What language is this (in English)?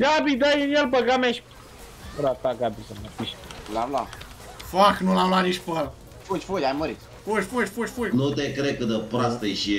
Romanian